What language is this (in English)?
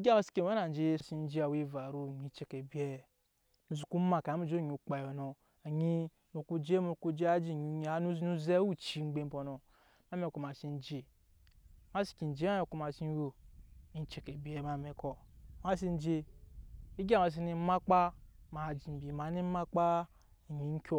Nyankpa